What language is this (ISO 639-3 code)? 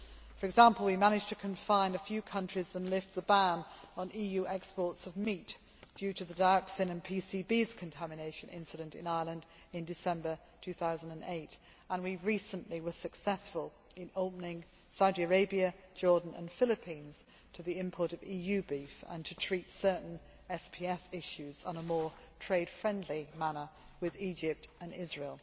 eng